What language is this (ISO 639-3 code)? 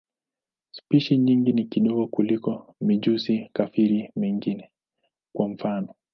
swa